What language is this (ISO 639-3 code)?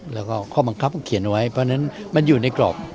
tha